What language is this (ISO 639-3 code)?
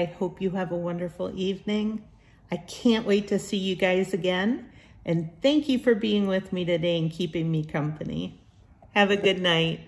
eng